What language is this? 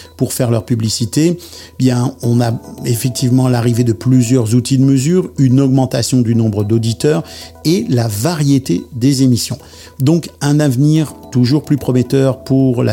French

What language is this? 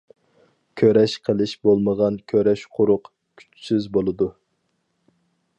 Uyghur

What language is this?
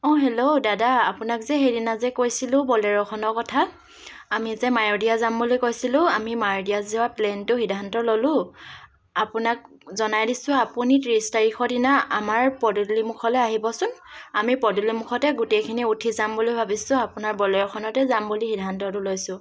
Assamese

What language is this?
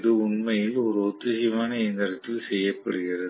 Tamil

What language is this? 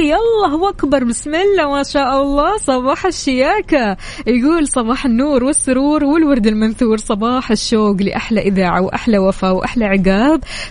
Arabic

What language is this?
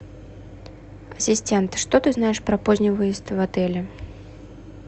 Russian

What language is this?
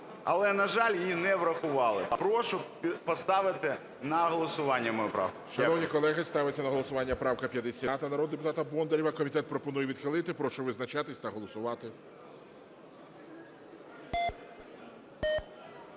Ukrainian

